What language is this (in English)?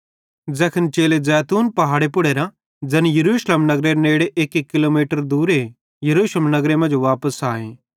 Bhadrawahi